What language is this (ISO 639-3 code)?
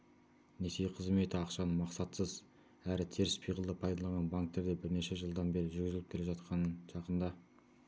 kaz